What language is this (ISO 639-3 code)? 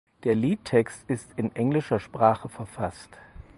deu